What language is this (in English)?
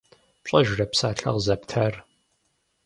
Kabardian